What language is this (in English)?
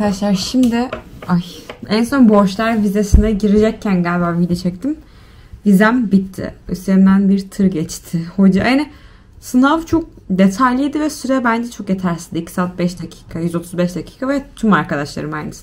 Turkish